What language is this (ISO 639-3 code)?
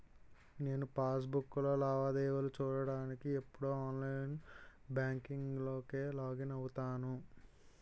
tel